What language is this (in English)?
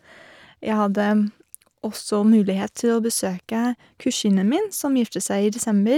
Norwegian